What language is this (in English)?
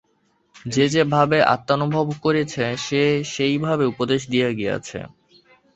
Bangla